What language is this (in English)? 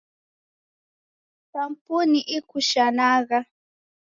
Taita